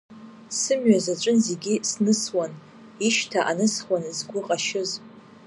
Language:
Abkhazian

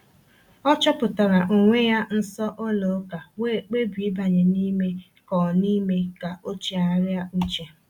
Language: Igbo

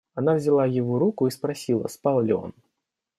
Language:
Russian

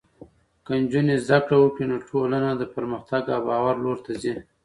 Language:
Pashto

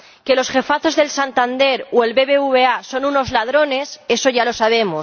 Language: Spanish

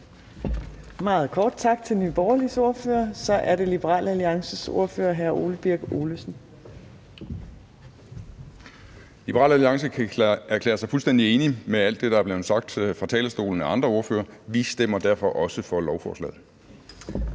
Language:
Danish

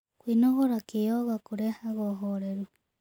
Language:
Kikuyu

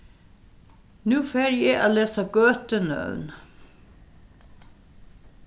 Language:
Faroese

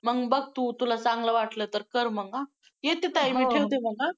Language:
Marathi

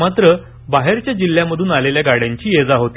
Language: Marathi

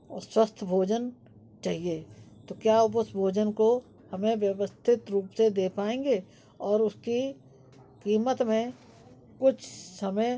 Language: Hindi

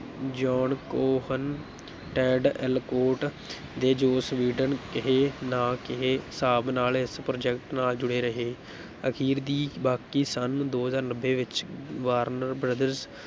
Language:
Punjabi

